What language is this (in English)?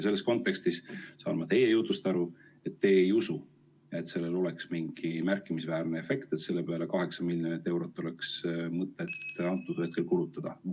Estonian